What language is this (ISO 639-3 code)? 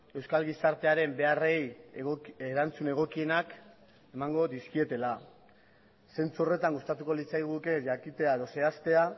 eus